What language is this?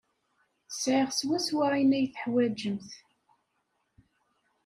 Kabyle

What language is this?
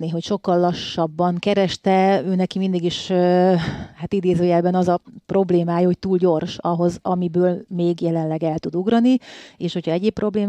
Hungarian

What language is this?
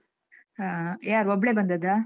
Kannada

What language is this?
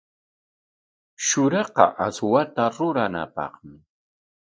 Corongo Ancash Quechua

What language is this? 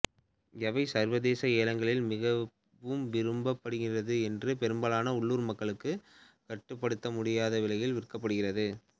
Tamil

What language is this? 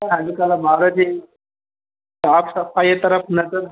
Sindhi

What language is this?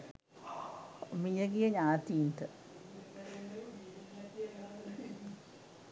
Sinhala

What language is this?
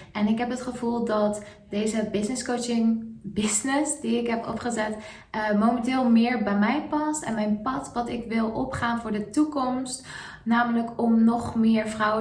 Dutch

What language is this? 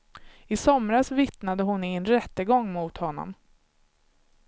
Swedish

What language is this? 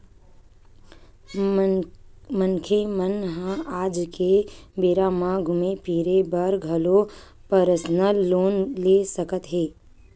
Chhattisgarhi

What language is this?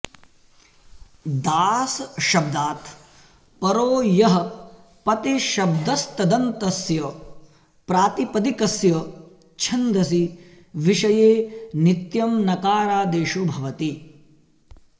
Sanskrit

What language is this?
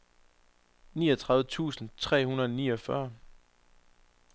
Danish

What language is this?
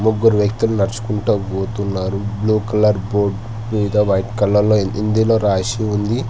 Telugu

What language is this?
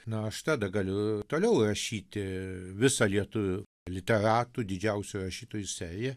Lithuanian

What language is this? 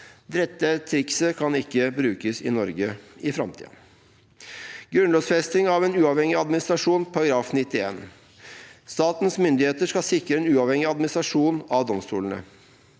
Norwegian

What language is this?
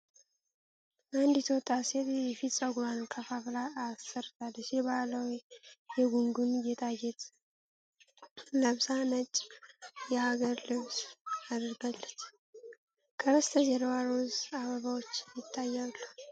Amharic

